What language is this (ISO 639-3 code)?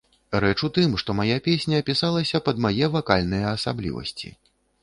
bel